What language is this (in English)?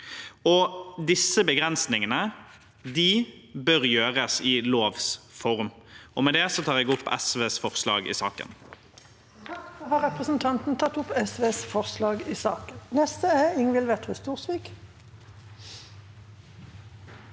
Norwegian